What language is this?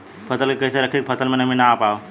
Bhojpuri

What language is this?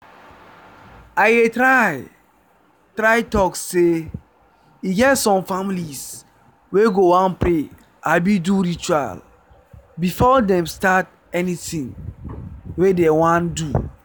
Nigerian Pidgin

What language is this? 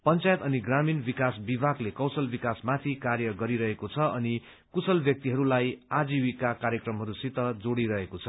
Nepali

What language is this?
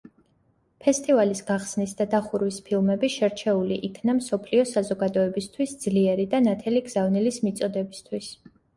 Georgian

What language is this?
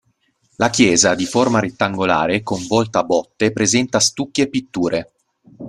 Italian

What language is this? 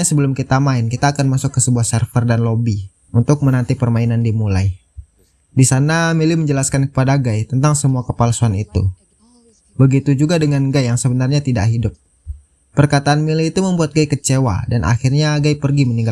Indonesian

